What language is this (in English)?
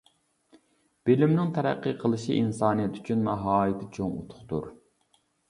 Uyghur